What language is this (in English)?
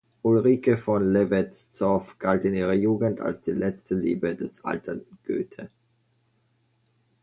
German